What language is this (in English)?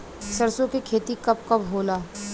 Bhojpuri